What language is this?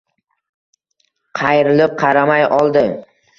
Uzbek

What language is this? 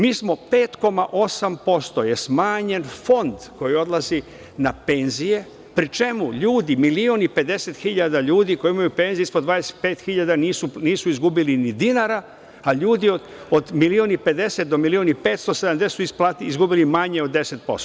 Serbian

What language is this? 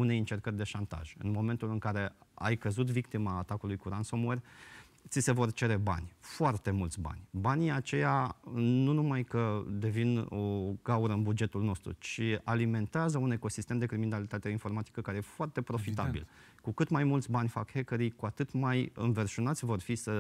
Romanian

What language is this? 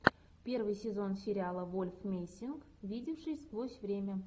Russian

